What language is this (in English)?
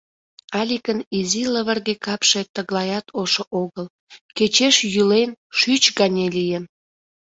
Mari